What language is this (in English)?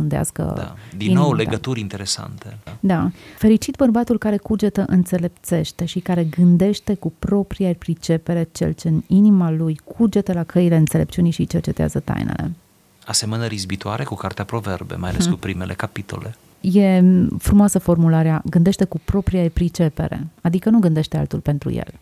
Romanian